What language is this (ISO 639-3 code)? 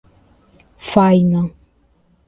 por